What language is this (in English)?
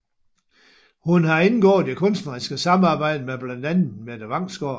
Danish